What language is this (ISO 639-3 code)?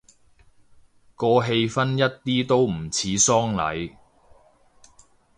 yue